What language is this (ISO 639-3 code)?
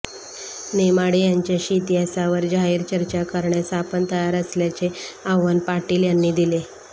mar